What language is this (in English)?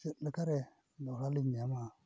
Santali